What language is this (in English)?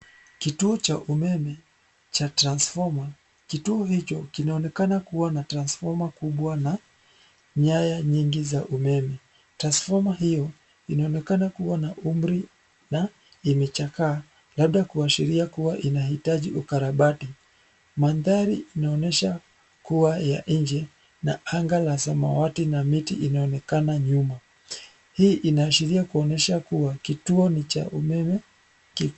Swahili